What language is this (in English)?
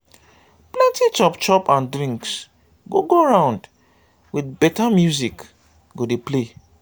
Nigerian Pidgin